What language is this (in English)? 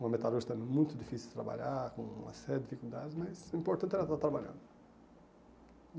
Portuguese